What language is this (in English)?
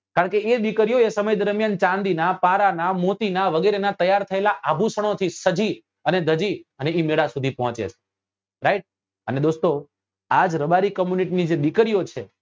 Gujarati